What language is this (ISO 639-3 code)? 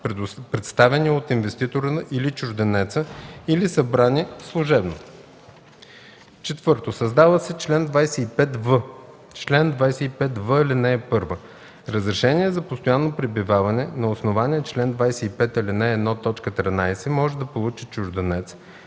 bul